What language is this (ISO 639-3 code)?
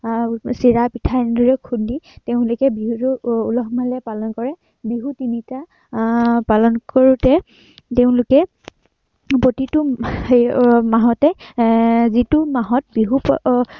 asm